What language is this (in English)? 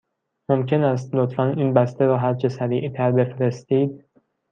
Persian